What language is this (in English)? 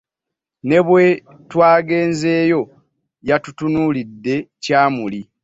Ganda